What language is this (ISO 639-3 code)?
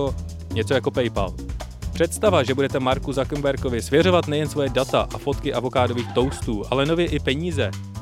ces